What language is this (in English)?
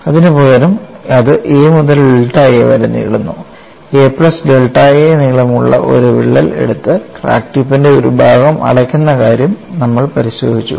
Malayalam